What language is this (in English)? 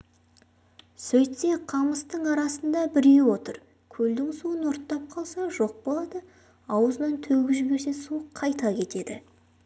Kazakh